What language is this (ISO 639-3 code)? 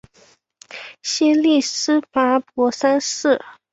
zho